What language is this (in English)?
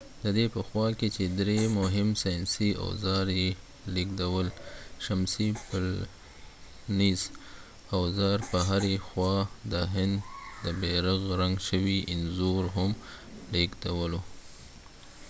Pashto